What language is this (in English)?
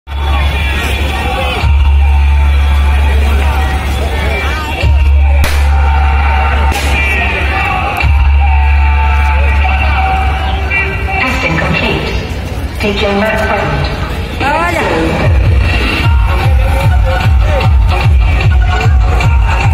Vietnamese